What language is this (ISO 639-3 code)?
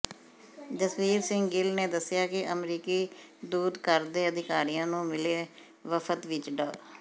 pan